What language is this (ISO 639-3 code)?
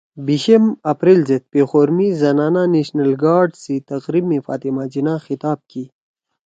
trw